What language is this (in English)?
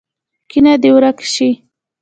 Pashto